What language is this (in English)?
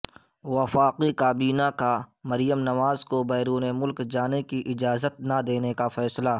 Urdu